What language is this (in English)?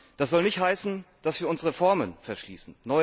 German